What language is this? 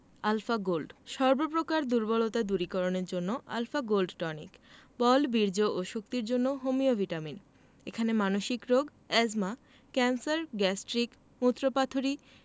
Bangla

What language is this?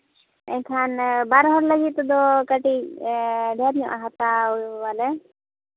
Santali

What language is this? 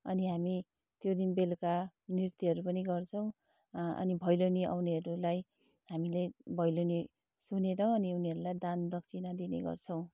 Nepali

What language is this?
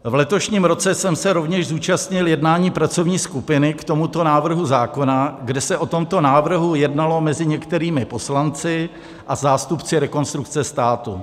Czech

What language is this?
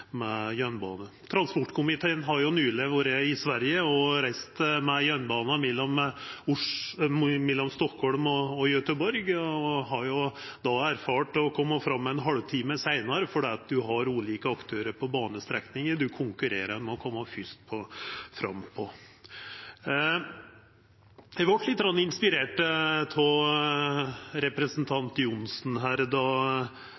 Norwegian Nynorsk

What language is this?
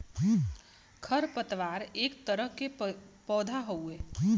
Bhojpuri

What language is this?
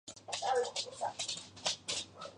Georgian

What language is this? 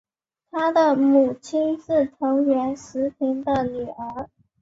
Chinese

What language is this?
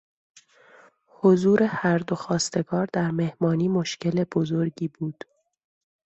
Persian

